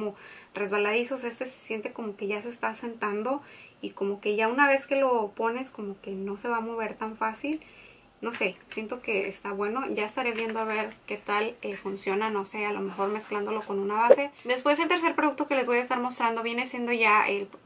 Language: Spanish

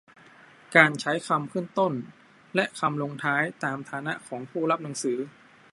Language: Thai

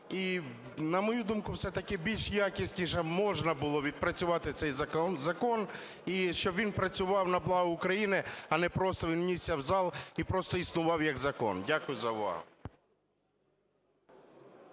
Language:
Ukrainian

